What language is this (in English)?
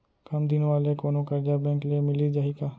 Chhattisgarhi